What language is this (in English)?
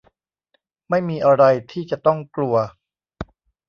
Thai